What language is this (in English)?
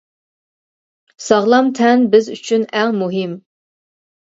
Uyghur